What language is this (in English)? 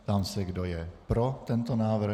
Czech